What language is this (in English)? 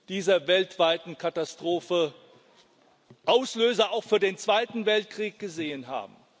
German